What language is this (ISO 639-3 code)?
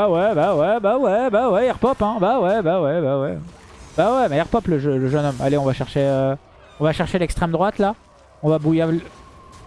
fra